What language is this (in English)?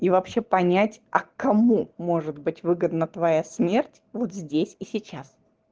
Russian